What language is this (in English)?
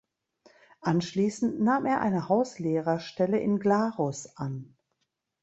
German